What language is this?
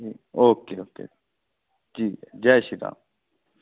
Dogri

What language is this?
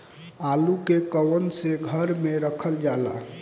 Bhojpuri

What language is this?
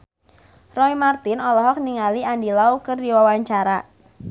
Sundanese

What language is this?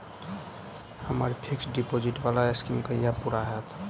Maithili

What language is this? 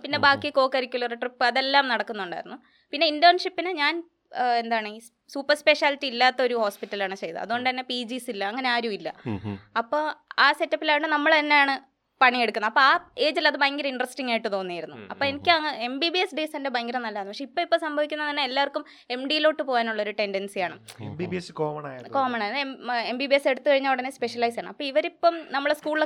Malayalam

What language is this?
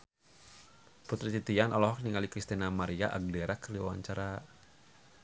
Sundanese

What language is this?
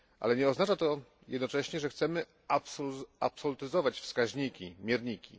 Polish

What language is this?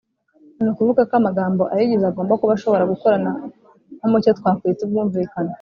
Kinyarwanda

